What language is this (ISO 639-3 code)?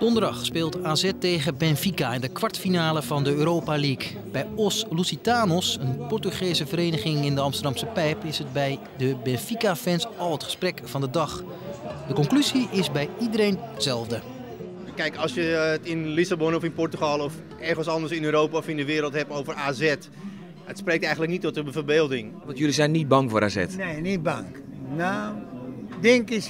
nld